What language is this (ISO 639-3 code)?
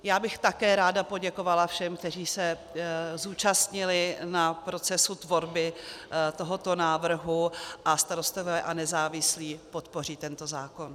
ces